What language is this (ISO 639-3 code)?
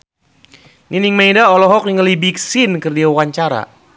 sun